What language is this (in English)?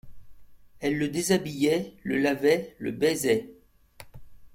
French